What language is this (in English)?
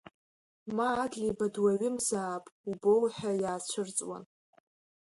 Abkhazian